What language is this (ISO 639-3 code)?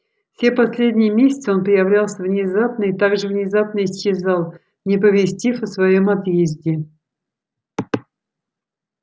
rus